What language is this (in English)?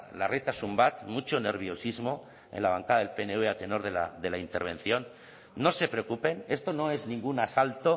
Spanish